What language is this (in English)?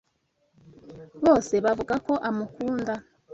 Kinyarwanda